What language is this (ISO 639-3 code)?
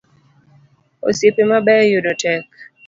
luo